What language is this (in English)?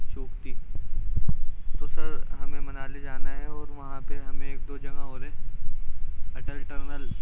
Urdu